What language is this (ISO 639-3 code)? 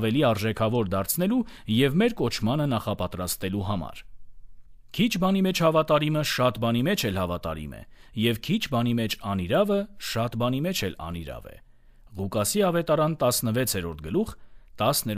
ron